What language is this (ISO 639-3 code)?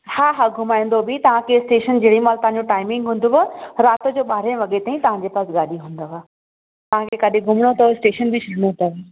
snd